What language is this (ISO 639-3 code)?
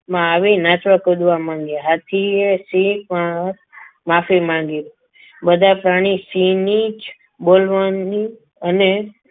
guj